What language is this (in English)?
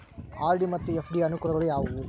Kannada